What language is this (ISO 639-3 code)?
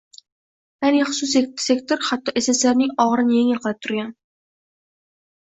uzb